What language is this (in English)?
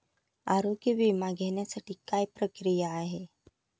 Marathi